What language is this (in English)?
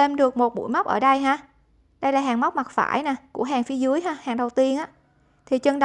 Vietnamese